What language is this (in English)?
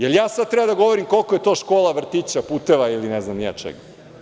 Serbian